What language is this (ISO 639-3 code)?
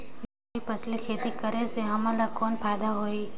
hne